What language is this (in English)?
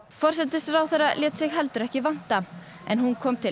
Icelandic